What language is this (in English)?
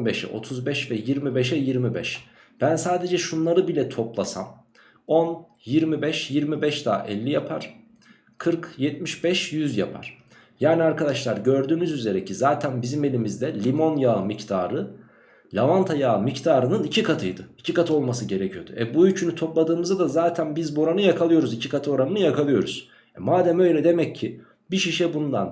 Turkish